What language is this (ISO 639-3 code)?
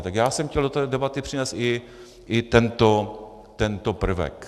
ces